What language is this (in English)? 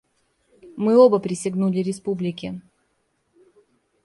Russian